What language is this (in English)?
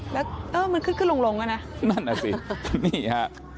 Thai